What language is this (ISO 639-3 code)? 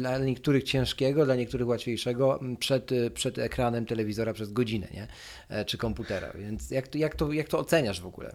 pol